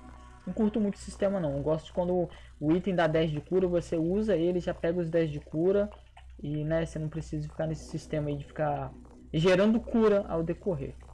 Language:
Portuguese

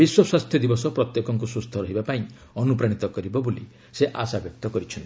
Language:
Odia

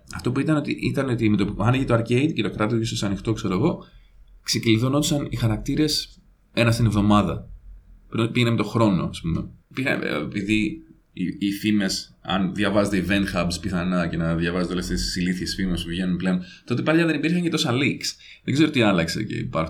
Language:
Greek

